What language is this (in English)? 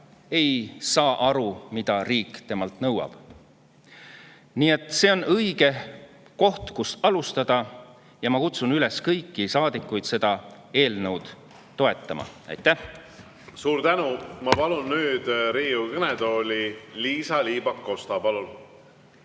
Estonian